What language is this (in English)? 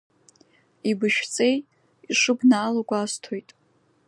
Abkhazian